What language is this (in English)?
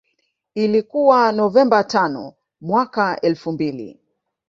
Swahili